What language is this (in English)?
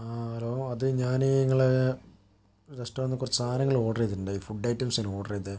Malayalam